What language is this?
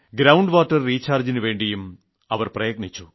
Malayalam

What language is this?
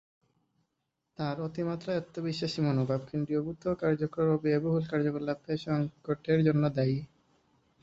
Bangla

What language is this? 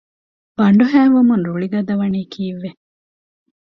Divehi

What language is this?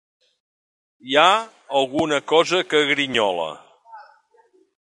Catalan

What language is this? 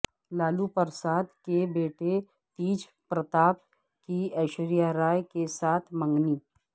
Urdu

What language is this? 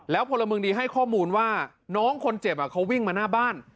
Thai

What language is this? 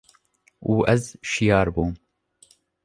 Kurdish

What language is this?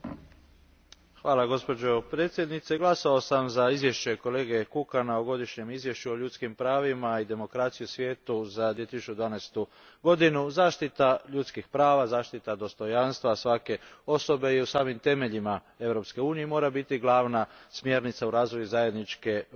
Croatian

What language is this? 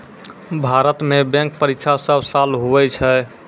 Maithili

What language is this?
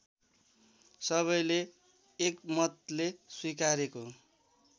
Nepali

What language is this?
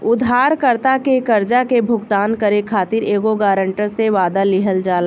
Bhojpuri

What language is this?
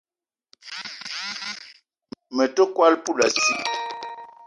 Eton (Cameroon)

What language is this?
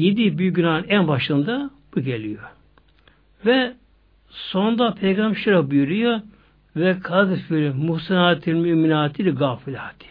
Turkish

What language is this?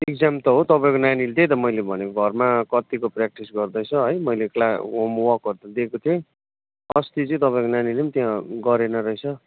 Nepali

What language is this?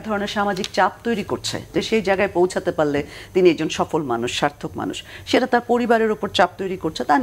Bangla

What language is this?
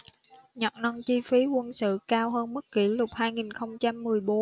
Vietnamese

